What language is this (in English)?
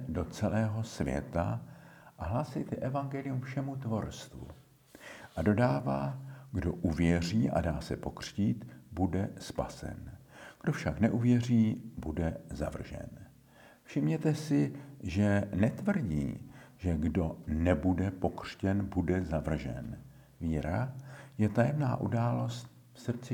Czech